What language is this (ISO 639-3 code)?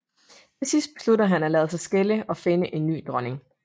dan